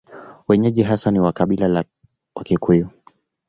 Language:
Swahili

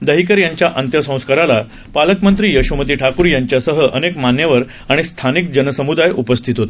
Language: Marathi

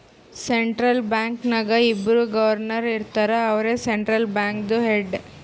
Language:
Kannada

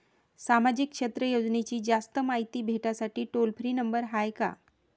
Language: Marathi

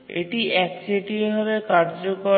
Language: Bangla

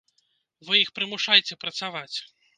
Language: Belarusian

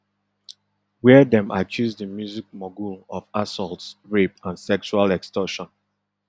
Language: Nigerian Pidgin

